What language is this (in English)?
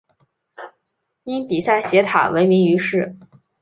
Chinese